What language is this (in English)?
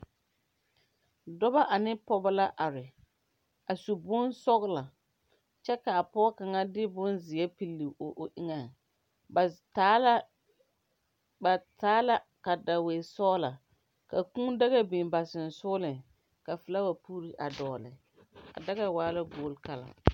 Southern Dagaare